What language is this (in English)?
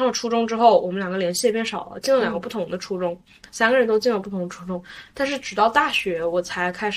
Chinese